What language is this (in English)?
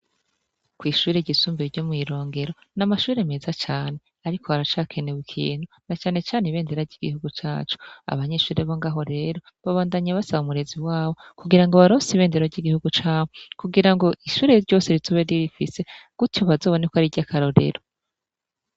Rundi